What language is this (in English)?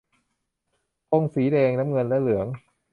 Thai